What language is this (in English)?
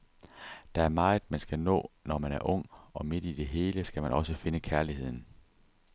Danish